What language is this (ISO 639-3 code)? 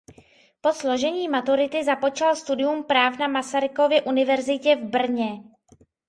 ces